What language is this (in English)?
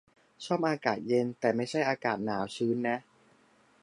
Thai